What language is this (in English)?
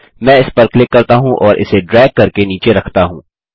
Hindi